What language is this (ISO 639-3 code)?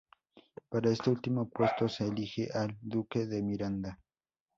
spa